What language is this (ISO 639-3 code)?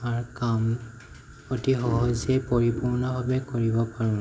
asm